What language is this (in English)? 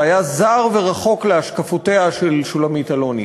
Hebrew